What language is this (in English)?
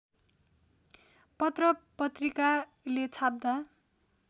Nepali